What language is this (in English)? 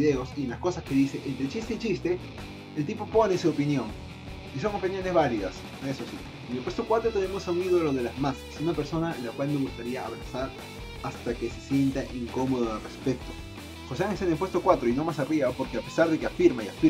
Spanish